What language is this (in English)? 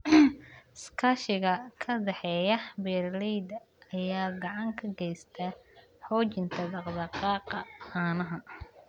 Somali